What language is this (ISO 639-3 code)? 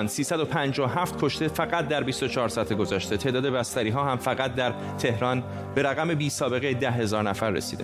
fas